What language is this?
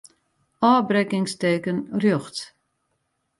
Western Frisian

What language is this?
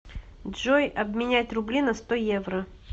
Russian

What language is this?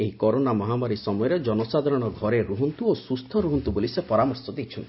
Odia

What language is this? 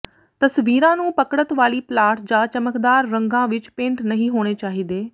Punjabi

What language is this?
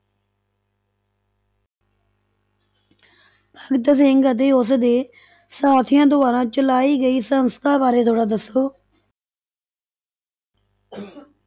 Punjabi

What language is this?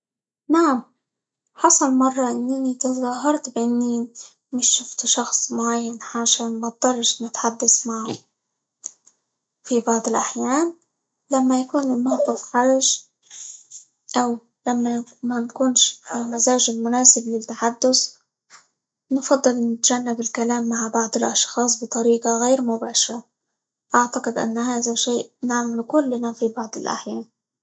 Libyan Arabic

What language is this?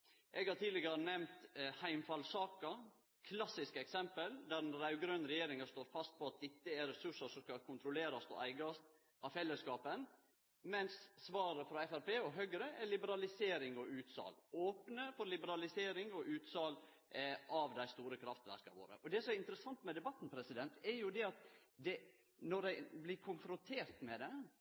Norwegian Nynorsk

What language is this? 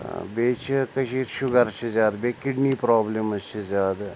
Kashmiri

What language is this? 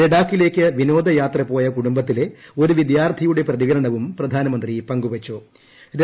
Malayalam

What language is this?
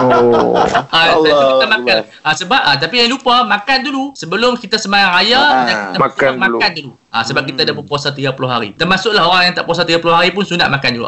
Malay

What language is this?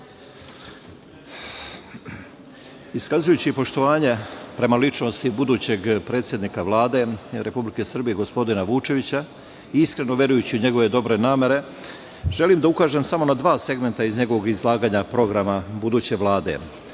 Serbian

